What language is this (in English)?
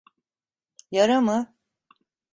Turkish